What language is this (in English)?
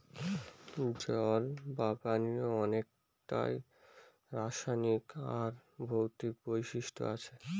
Bangla